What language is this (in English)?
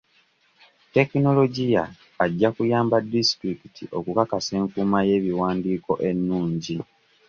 Ganda